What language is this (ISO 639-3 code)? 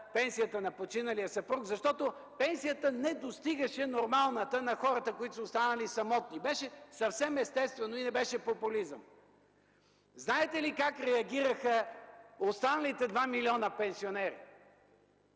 bul